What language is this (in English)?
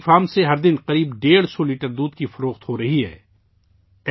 Urdu